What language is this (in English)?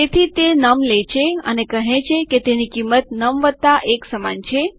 Gujarati